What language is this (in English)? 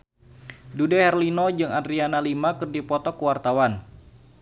Sundanese